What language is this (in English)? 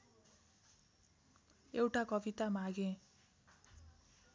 Nepali